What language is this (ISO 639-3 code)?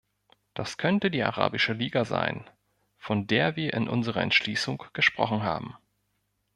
deu